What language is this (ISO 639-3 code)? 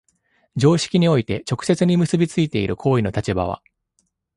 jpn